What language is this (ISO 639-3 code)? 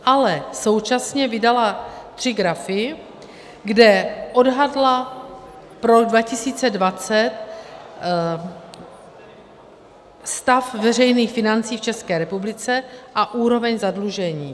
ces